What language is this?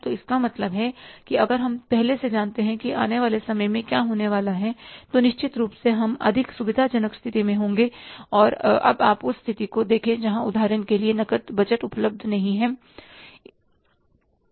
Hindi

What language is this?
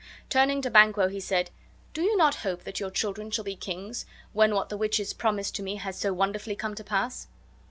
English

